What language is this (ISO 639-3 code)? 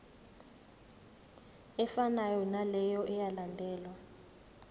zul